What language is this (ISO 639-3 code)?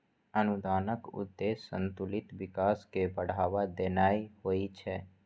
mai